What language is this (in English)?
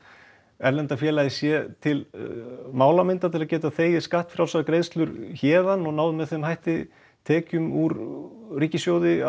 Icelandic